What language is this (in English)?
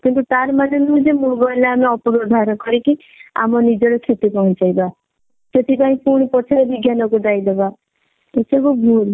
Odia